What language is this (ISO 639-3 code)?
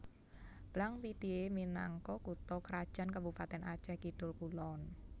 jav